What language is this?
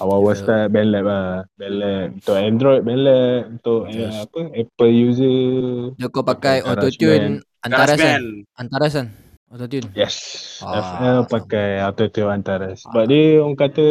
Malay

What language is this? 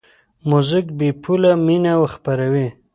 Pashto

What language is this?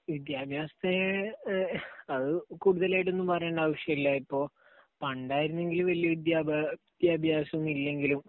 Malayalam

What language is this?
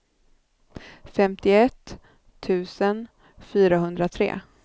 Swedish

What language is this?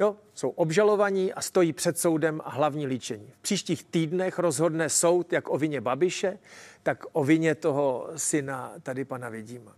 Czech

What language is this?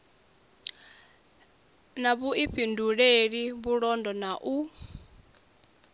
Venda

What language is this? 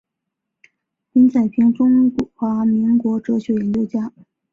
Chinese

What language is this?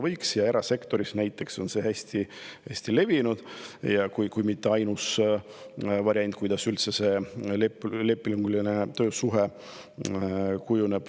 Estonian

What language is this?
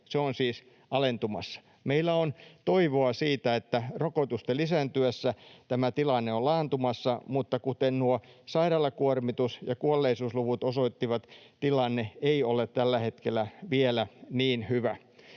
Finnish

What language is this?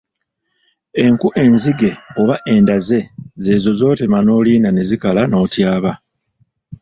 Ganda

